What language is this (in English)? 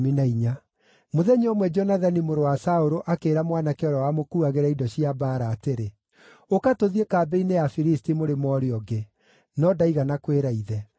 Kikuyu